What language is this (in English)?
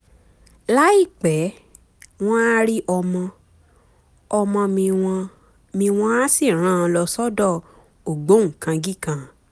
Yoruba